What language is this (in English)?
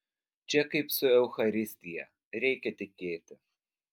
Lithuanian